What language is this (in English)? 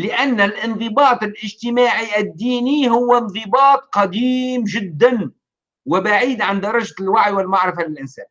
Arabic